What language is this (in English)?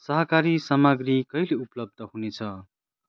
Nepali